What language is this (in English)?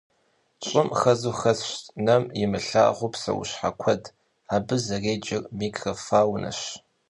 Kabardian